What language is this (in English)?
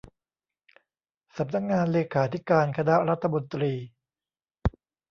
Thai